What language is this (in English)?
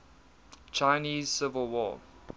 English